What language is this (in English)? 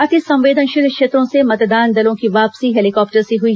Hindi